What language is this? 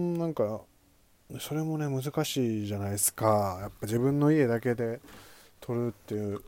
Japanese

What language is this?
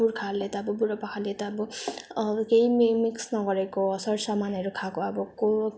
Nepali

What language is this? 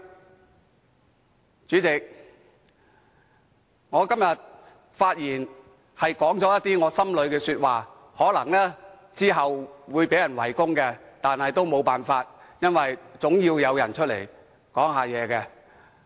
Cantonese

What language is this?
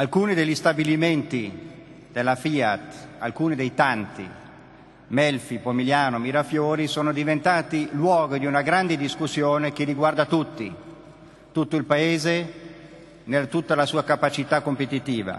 Italian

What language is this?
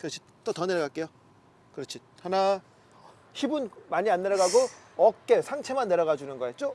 Korean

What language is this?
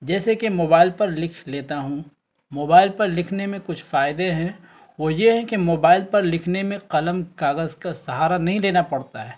Urdu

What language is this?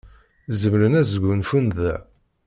Kabyle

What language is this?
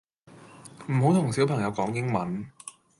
Cantonese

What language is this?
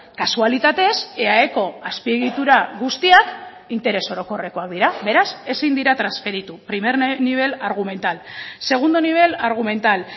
Basque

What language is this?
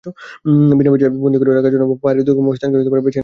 Bangla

